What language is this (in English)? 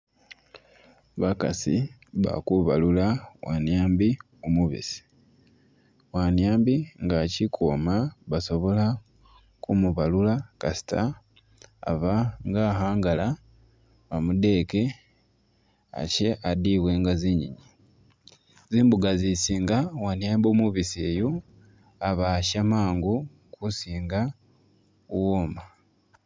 Masaaba